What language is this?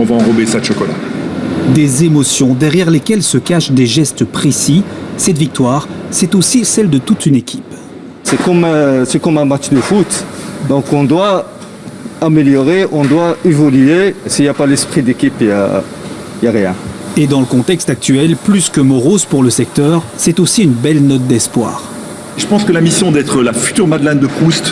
French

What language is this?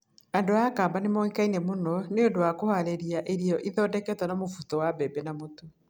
Kikuyu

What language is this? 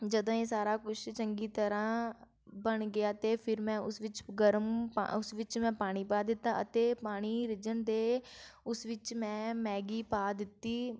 Punjabi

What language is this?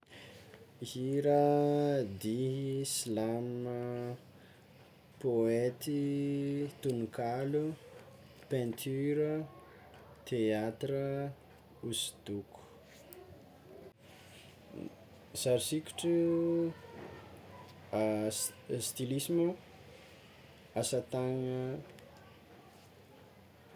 Tsimihety Malagasy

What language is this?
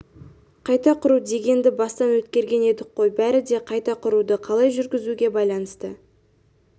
Kazakh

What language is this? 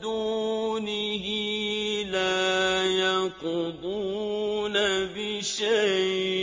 Arabic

